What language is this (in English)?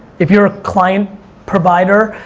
English